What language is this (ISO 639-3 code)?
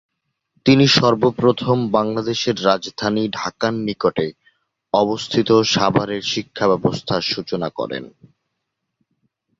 ben